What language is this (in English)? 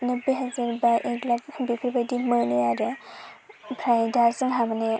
Bodo